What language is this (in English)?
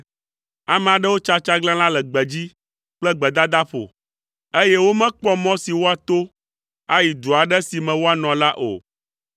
Ewe